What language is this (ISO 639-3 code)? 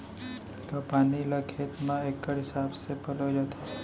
hne